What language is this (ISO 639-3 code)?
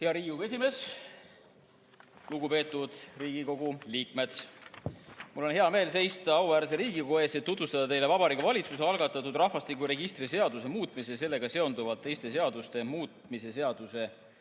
est